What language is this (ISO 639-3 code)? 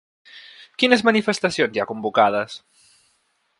cat